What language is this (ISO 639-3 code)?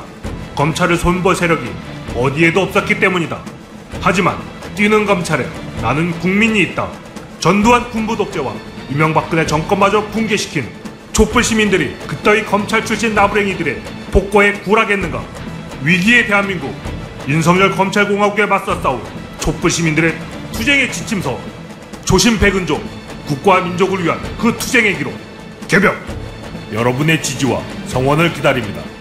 kor